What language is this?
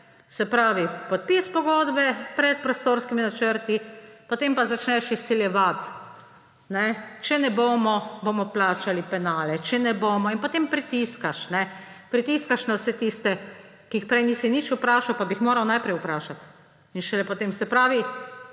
Slovenian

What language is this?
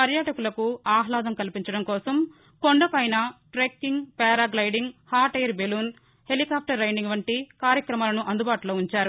Telugu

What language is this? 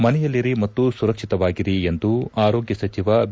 Kannada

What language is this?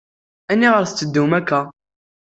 Kabyle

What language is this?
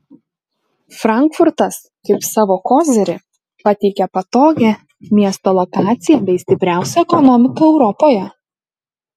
Lithuanian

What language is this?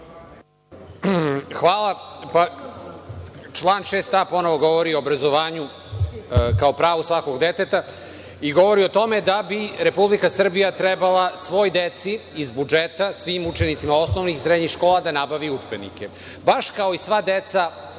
Serbian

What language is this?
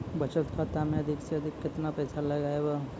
Maithili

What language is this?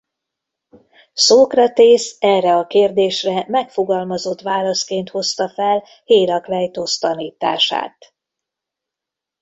Hungarian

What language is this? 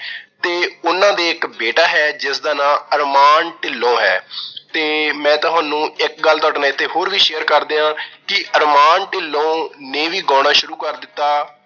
Punjabi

